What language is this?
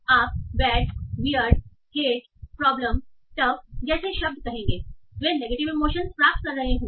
Hindi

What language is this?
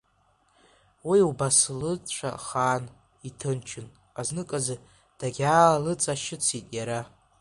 Abkhazian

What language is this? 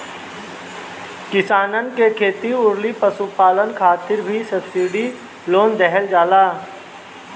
Bhojpuri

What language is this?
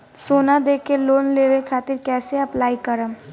Bhojpuri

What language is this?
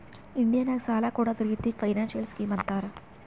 Kannada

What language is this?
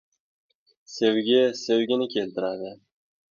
Uzbek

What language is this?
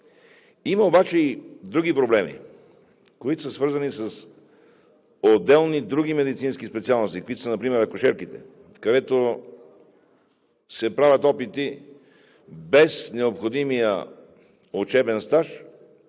Bulgarian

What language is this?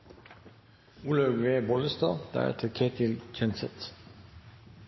Norwegian Bokmål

